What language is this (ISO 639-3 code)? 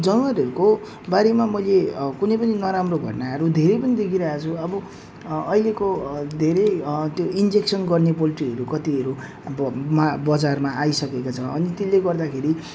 nep